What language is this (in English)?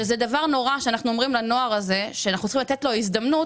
Hebrew